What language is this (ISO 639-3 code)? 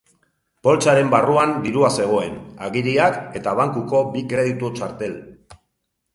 eus